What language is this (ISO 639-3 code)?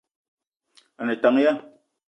eto